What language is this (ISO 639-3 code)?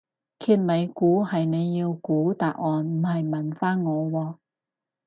yue